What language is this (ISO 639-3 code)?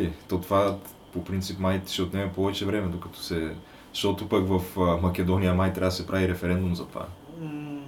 bul